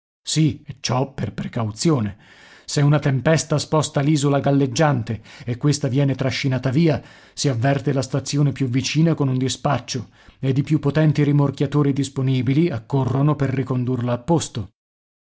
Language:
Italian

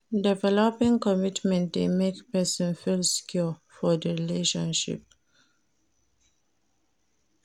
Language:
Nigerian Pidgin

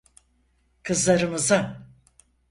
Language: Turkish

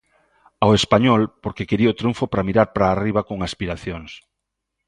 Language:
Galician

